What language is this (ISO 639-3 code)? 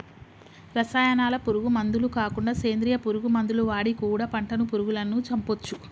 tel